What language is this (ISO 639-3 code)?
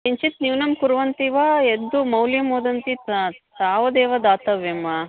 san